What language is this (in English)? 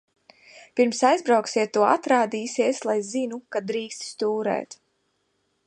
Latvian